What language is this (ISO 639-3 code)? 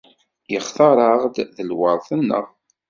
kab